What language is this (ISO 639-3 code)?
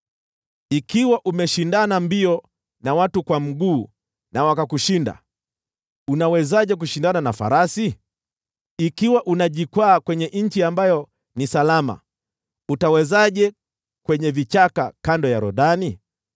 swa